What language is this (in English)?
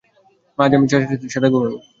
Bangla